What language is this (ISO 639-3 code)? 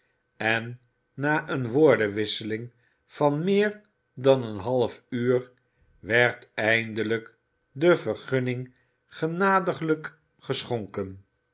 nld